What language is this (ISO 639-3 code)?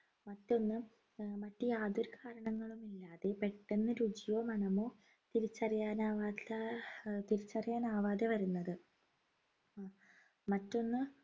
mal